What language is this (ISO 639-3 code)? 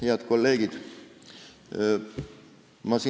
est